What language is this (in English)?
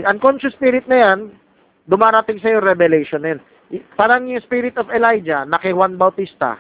Filipino